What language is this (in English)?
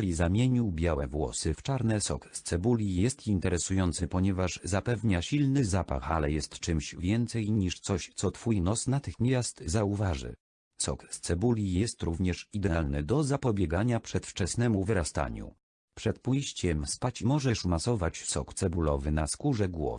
Polish